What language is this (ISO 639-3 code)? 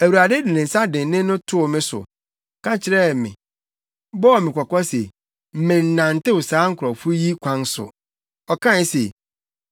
aka